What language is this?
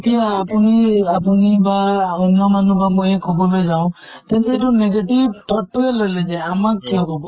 Assamese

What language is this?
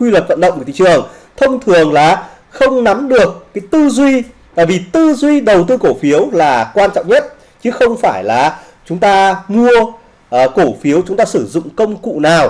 Vietnamese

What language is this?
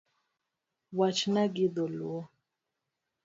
Luo (Kenya and Tanzania)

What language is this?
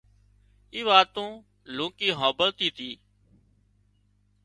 Wadiyara Koli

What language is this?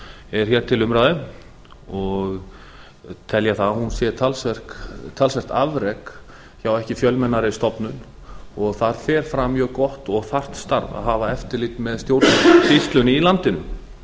Icelandic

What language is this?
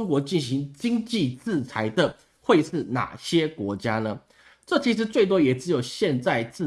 Chinese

